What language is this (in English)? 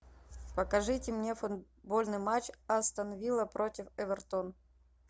Russian